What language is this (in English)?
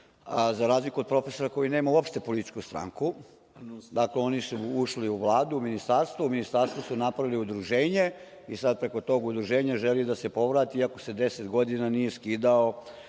Serbian